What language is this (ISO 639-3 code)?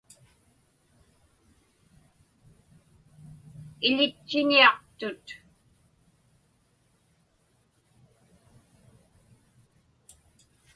ipk